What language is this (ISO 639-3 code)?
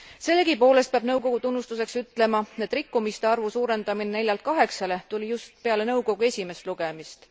est